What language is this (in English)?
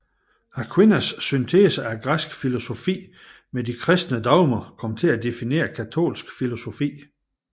Danish